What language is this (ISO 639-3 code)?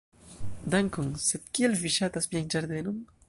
epo